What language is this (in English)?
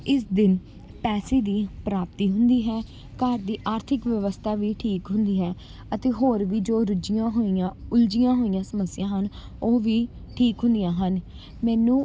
Punjabi